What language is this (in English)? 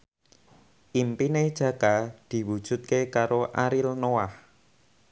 Javanese